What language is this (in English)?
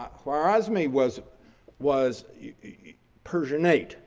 English